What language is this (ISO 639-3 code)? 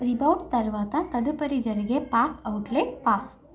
tel